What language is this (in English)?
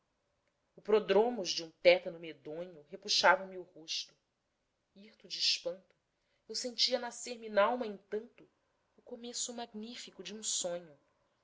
Portuguese